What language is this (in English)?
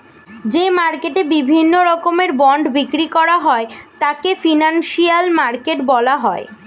Bangla